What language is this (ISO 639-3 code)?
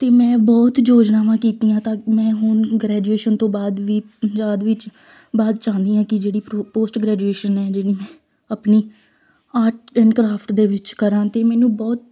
pan